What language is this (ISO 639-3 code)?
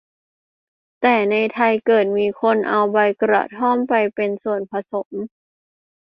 tha